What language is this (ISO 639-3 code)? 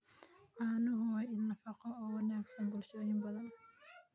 som